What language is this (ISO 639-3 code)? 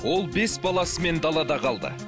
kaz